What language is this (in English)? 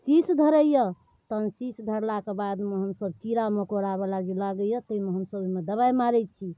Maithili